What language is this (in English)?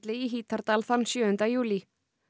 Icelandic